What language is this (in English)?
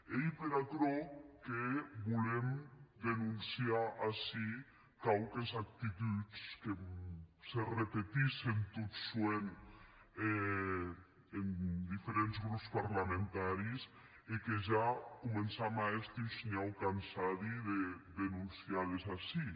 Catalan